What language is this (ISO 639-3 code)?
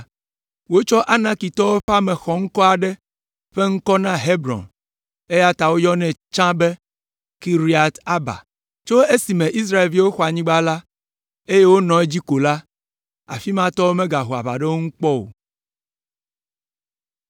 ewe